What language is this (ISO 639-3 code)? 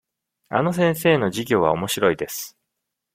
jpn